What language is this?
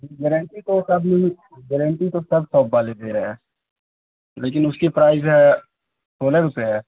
Urdu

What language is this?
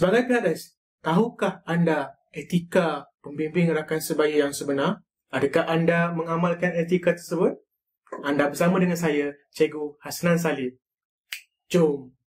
Malay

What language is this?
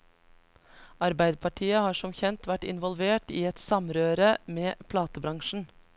Norwegian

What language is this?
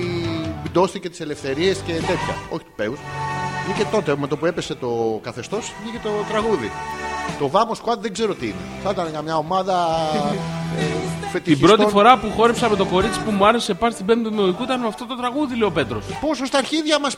Greek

